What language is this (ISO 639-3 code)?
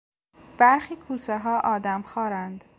fas